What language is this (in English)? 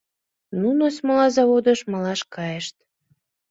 Mari